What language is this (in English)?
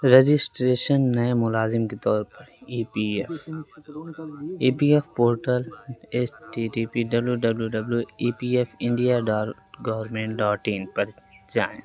Urdu